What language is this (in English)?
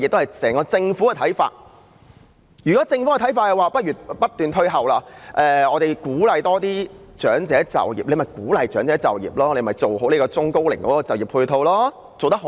Cantonese